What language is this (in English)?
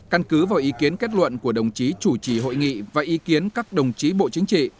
Vietnamese